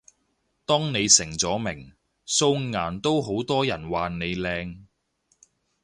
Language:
Cantonese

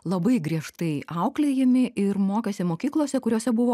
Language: Lithuanian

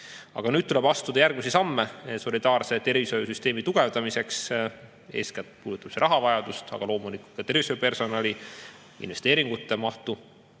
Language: Estonian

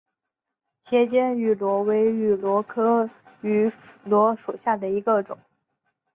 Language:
Chinese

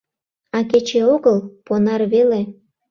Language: Mari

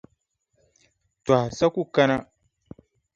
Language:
Dagbani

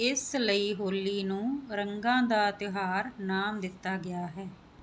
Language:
Punjabi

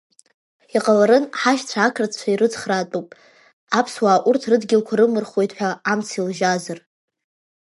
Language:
Abkhazian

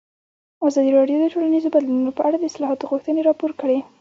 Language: Pashto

